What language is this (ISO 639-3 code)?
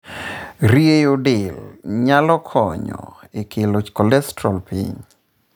luo